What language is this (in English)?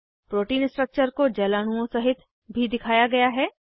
Hindi